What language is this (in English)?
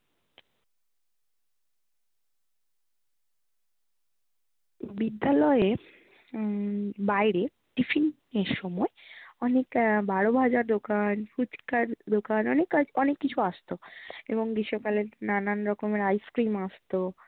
Bangla